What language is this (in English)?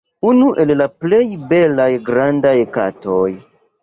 Esperanto